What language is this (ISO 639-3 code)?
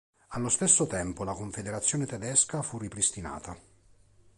ita